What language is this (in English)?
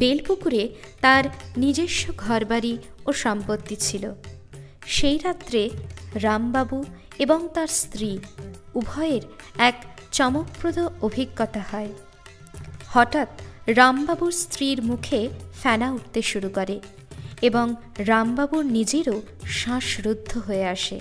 Bangla